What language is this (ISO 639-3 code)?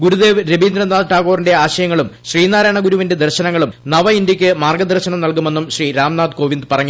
mal